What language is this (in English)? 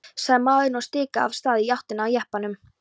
Icelandic